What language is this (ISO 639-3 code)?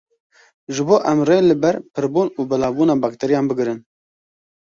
kur